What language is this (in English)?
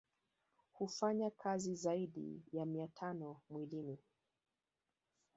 Swahili